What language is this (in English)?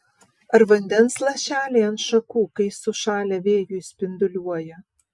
Lithuanian